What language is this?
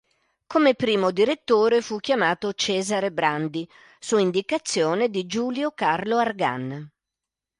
Italian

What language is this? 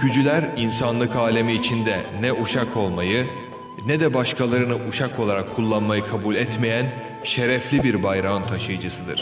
Turkish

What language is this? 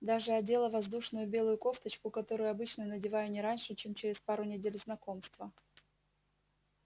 Russian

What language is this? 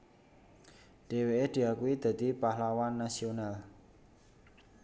Javanese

